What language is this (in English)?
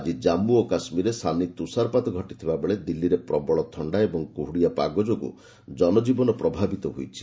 Odia